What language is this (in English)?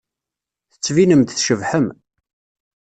Kabyle